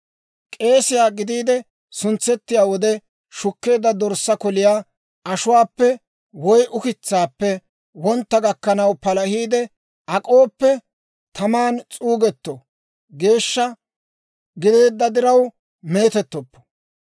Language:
Dawro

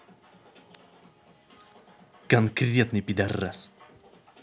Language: Russian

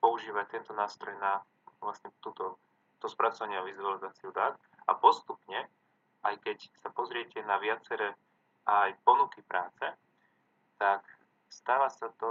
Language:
Slovak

